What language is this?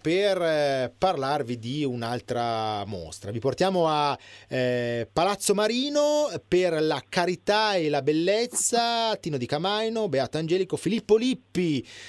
Italian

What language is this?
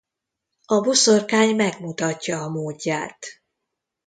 Hungarian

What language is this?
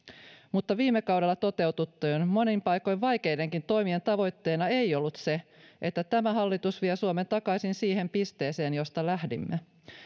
Finnish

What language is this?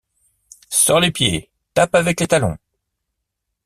French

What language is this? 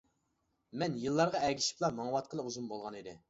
Uyghur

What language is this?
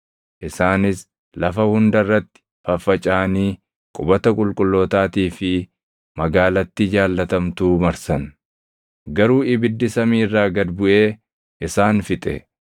Oromo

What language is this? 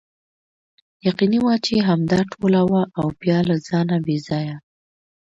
Pashto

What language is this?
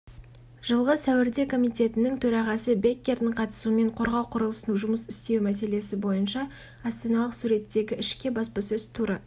Kazakh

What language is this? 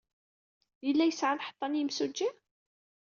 Kabyle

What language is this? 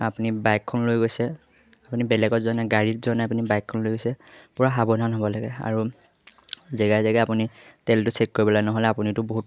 Assamese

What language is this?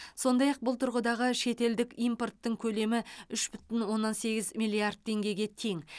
Kazakh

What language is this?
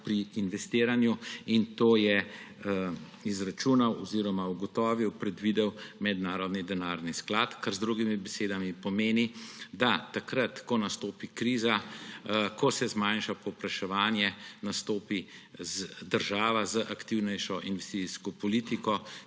Slovenian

